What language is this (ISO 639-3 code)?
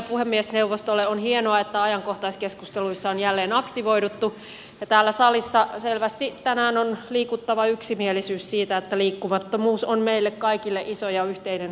fin